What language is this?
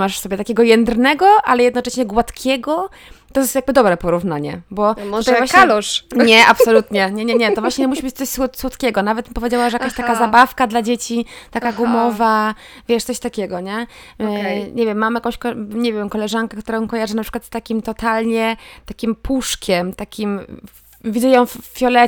Polish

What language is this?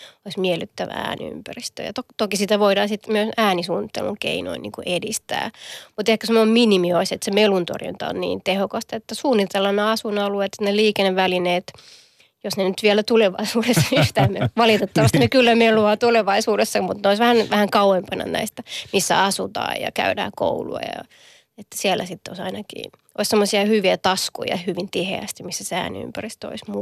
Finnish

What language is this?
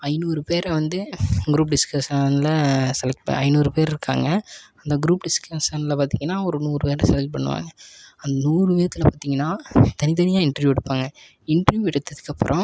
Tamil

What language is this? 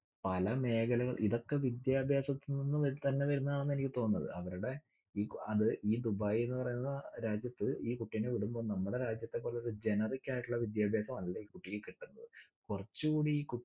Malayalam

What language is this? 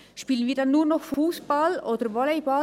Swiss German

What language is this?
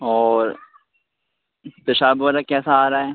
Urdu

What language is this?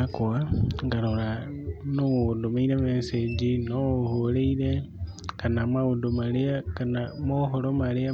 Kikuyu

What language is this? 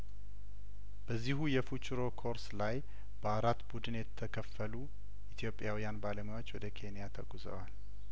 Amharic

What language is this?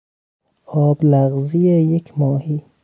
Persian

